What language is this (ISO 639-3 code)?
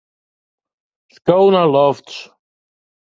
fry